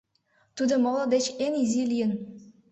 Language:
Mari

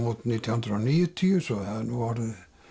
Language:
Icelandic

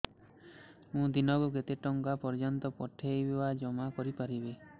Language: Odia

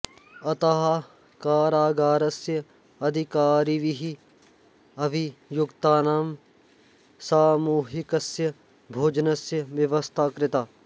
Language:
Sanskrit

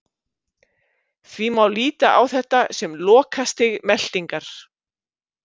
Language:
Icelandic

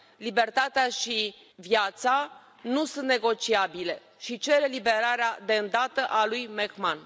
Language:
Romanian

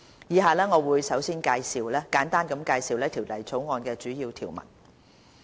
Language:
Cantonese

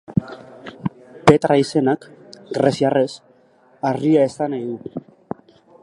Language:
Basque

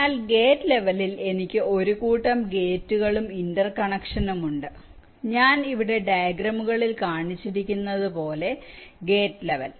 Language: Malayalam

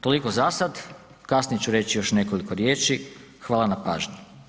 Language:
Croatian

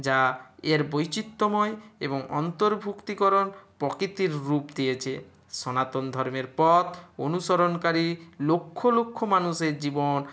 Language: Bangla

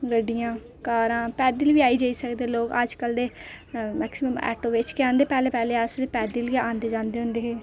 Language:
Dogri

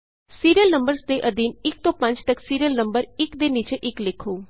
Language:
Punjabi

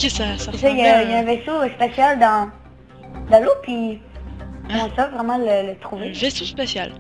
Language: French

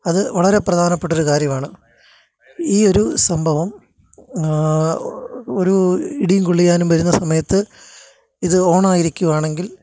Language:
Malayalam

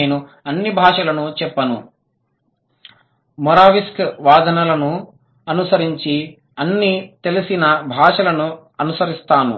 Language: Telugu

